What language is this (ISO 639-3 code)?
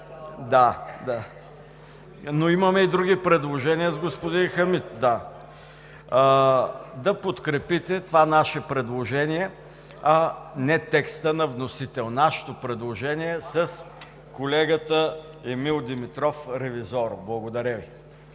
bul